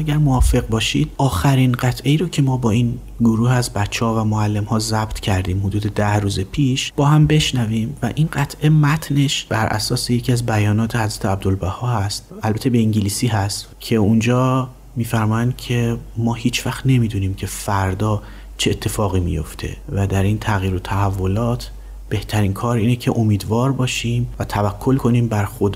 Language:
Persian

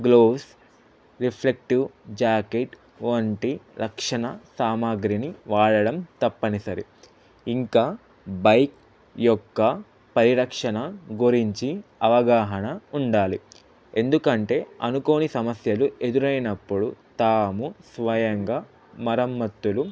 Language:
Telugu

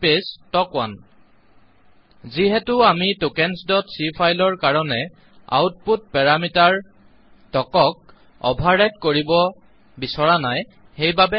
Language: Assamese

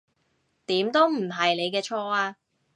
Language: Cantonese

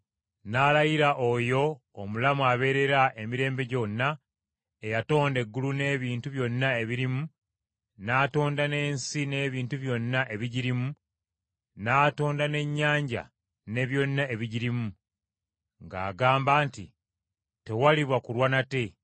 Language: Ganda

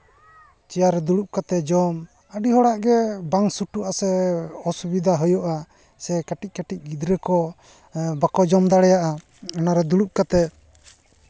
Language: Santali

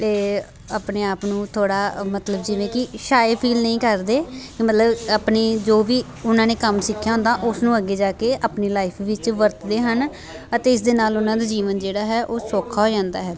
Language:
Punjabi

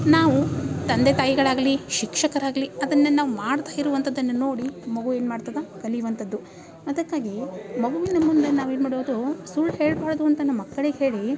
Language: Kannada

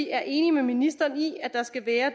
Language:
Danish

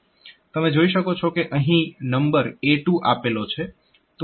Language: Gujarati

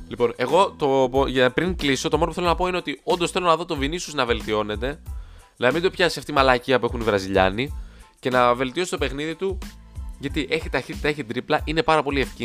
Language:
Greek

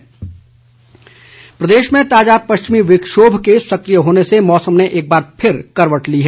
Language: Hindi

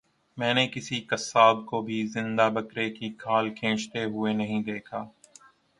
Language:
Urdu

